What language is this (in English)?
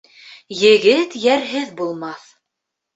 Bashkir